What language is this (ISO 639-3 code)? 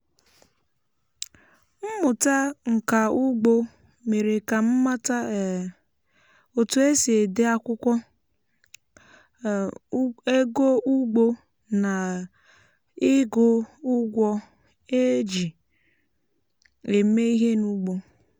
ibo